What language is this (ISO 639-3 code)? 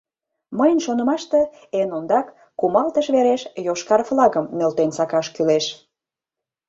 chm